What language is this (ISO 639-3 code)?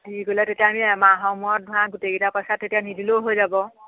asm